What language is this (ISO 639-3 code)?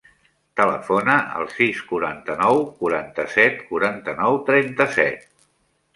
cat